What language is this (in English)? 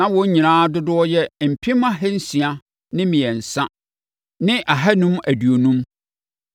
Akan